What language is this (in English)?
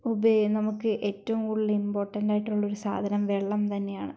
Malayalam